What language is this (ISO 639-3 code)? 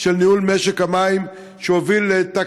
heb